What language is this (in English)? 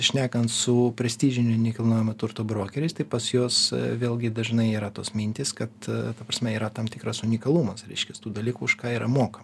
Lithuanian